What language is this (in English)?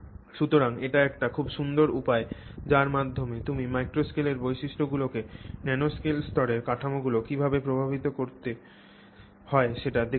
Bangla